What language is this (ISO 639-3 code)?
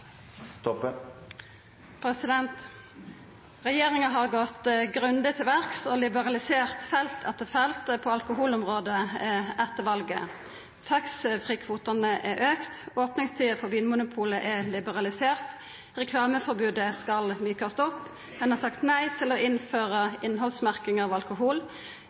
nno